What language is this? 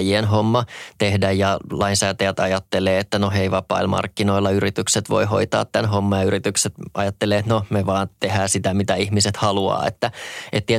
Finnish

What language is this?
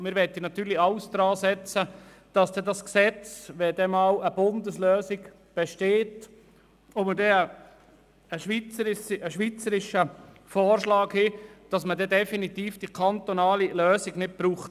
Swiss German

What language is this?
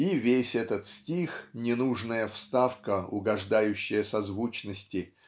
Russian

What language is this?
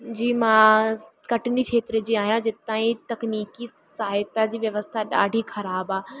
Sindhi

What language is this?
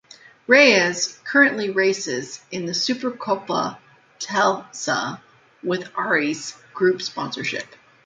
English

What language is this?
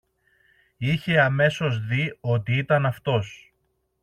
Greek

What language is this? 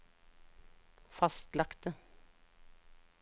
Norwegian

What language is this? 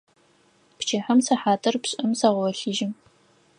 Adyghe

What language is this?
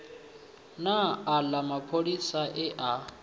Venda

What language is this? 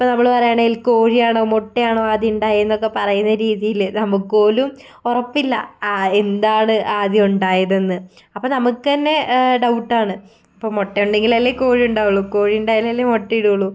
Malayalam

